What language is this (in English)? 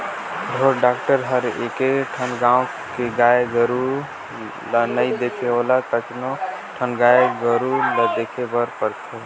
Chhattisgarhi